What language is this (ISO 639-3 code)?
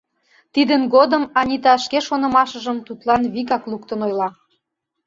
chm